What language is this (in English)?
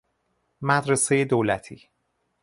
Persian